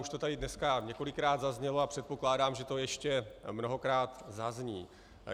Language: Czech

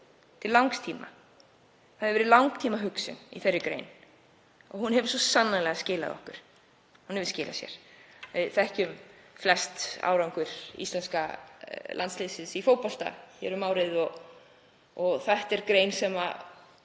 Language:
Icelandic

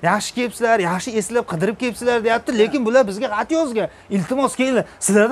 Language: Turkish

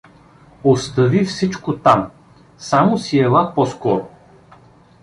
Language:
Bulgarian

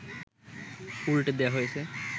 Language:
Bangla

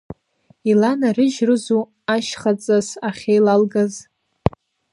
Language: Abkhazian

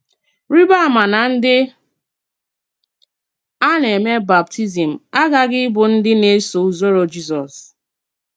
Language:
Igbo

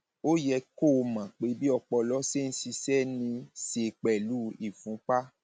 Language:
Yoruba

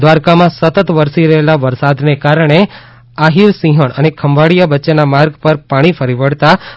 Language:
Gujarati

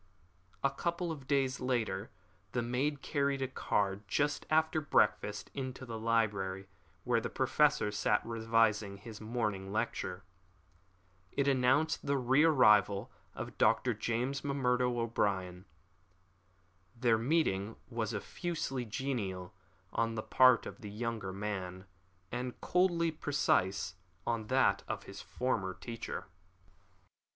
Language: English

